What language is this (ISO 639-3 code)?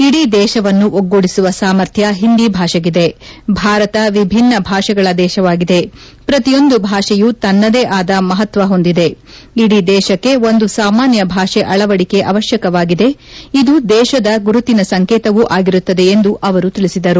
kan